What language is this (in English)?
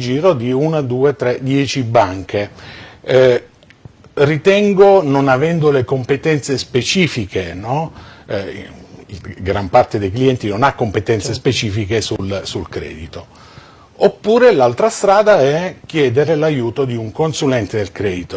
Italian